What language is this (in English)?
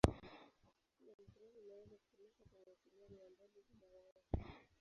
Swahili